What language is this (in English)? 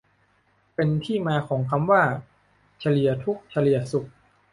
Thai